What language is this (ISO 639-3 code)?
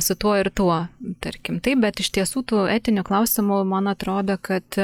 lit